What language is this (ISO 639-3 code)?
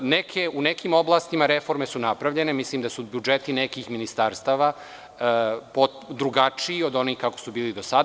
srp